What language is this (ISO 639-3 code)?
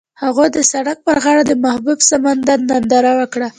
pus